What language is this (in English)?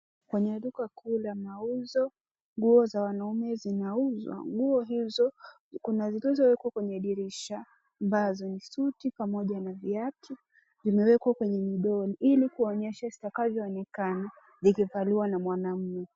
Swahili